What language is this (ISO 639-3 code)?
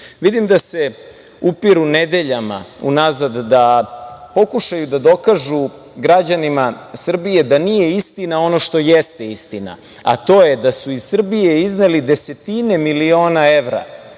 srp